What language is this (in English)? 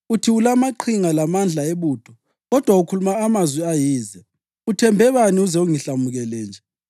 North Ndebele